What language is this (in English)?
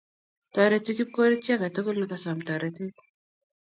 Kalenjin